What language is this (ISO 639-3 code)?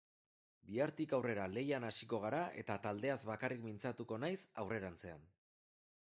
eus